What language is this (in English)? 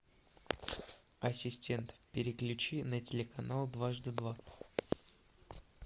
Russian